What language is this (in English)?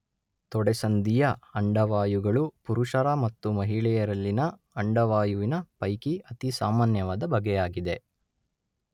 Kannada